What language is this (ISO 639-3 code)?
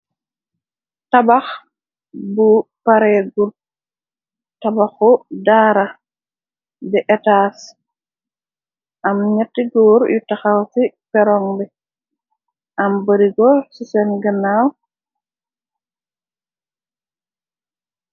wol